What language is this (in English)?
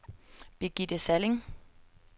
Danish